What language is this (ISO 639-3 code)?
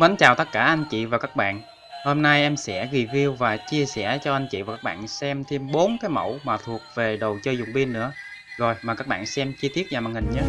vie